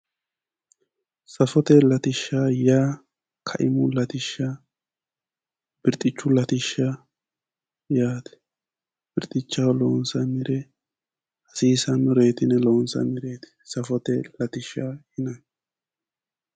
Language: Sidamo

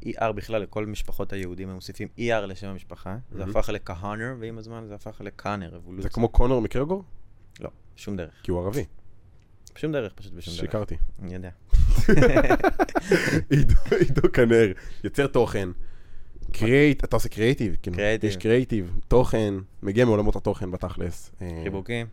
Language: Hebrew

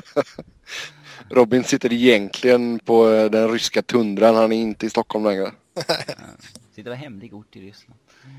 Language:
Swedish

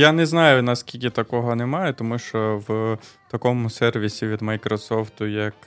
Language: Ukrainian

